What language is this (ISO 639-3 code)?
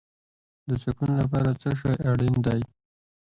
pus